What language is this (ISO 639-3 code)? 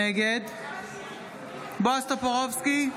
heb